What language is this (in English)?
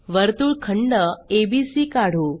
Marathi